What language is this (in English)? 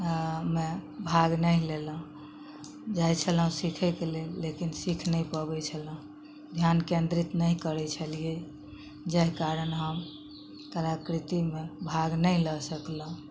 Maithili